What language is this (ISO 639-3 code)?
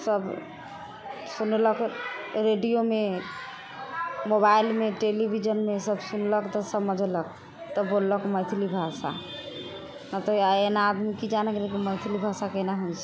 mai